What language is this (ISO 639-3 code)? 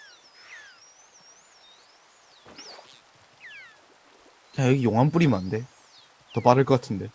kor